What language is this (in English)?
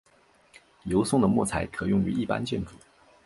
Chinese